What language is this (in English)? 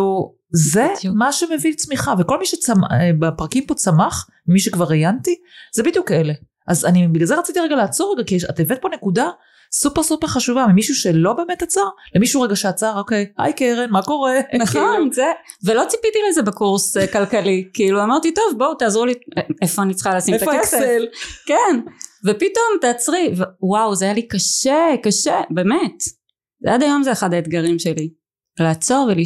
Hebrew